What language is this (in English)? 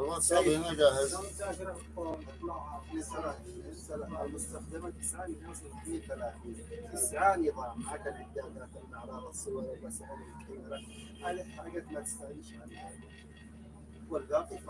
Arabic